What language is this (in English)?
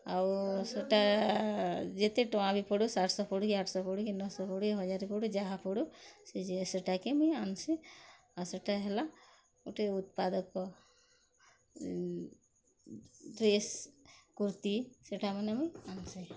Odia